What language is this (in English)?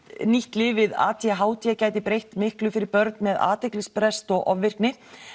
Icelandic